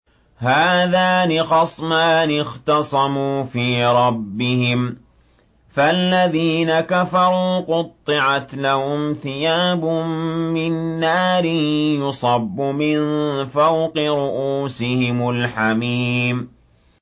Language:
Arabic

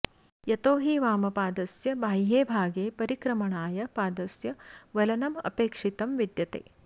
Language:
Sanskrit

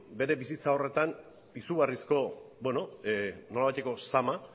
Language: Basque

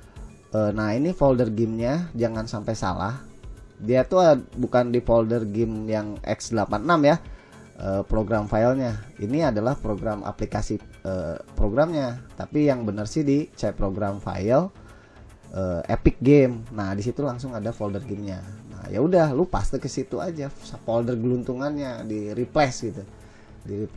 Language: Indonesian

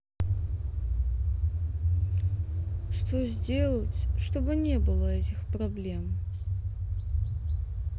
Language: Russian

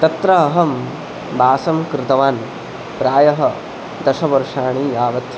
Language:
Sanskrit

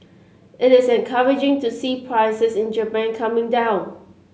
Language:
English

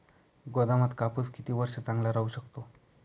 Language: Marathi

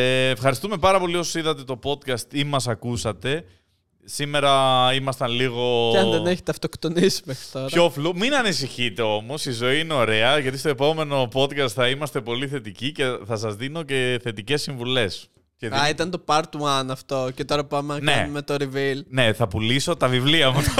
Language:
Greek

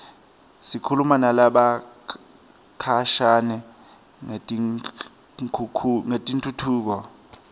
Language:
Swati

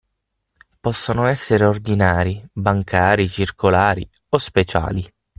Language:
Italian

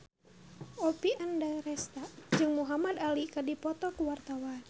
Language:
Sundanese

